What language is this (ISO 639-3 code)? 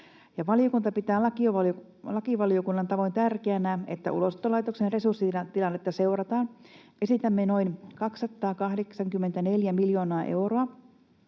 fin